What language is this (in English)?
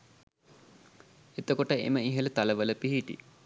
Sinhala